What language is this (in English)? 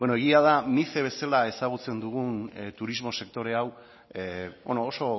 Basque